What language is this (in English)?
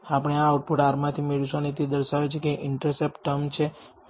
Gujarati